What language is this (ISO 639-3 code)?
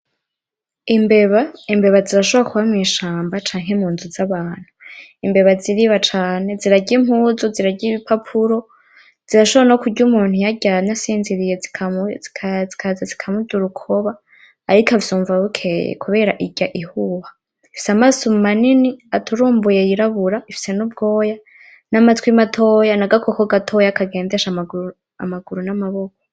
run